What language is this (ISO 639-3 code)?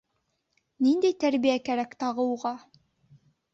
bak